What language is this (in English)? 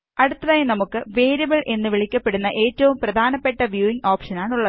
Malayalam